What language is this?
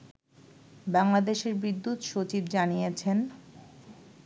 Bangla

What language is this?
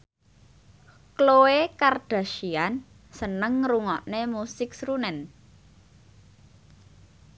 Javanese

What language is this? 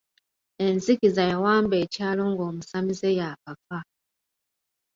Ganda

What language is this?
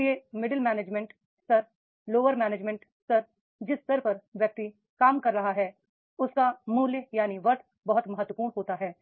Hindi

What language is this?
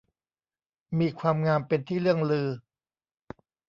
Thai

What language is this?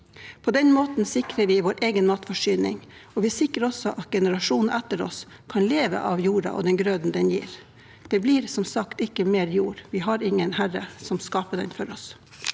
Norwegian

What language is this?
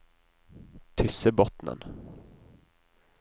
Norwegian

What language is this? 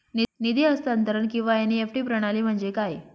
Marathi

